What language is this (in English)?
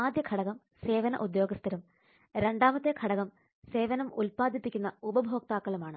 Malayalam